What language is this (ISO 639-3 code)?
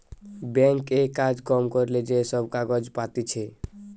ben